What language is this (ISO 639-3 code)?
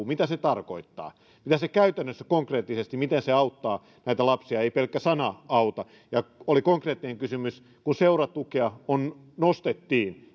fin